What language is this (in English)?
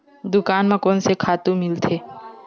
Chhattisgarhi